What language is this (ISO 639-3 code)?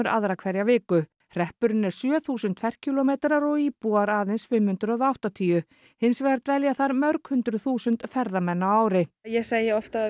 isl